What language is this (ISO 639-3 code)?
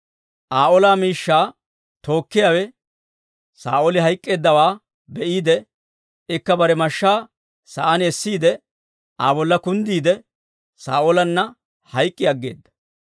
dwr